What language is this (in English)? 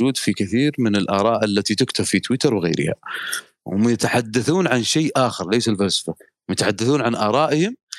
Arabic